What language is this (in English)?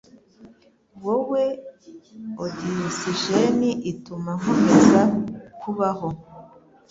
Kinyarwanda